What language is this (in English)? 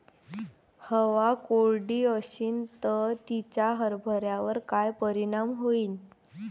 Marathi